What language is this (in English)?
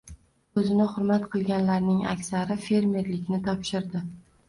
Uzbek